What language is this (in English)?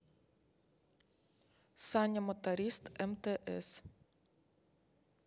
Russian